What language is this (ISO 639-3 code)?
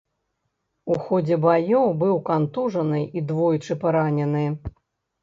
bel